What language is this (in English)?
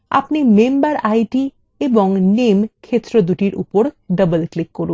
Bangla